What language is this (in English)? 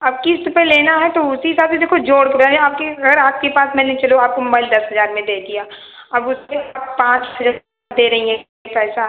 Hindi